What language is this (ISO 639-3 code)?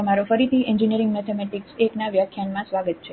guj